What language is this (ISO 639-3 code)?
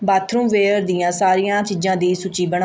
pan